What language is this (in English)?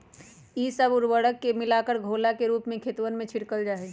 Magahi